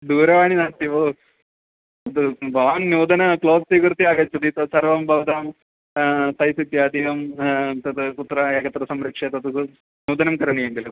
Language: Sanskrit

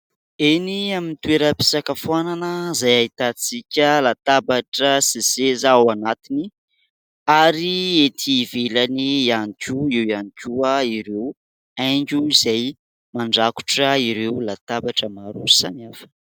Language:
Malagasy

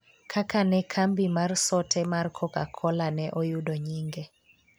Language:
Luo (Kenya and Tanzania)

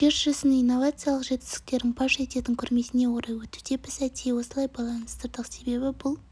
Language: Kazakh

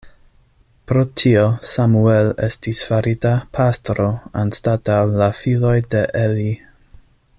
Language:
Esperanto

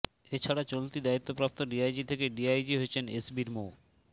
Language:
Bangla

